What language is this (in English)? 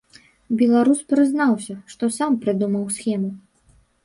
Belarusian